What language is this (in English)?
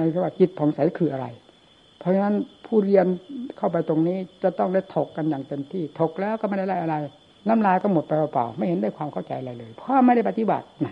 Thai